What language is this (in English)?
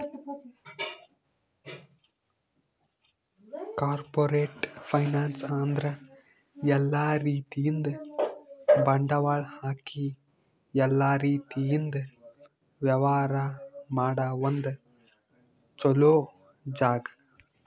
Kannada